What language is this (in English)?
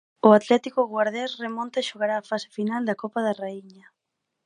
Galician